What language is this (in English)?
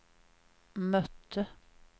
Swedish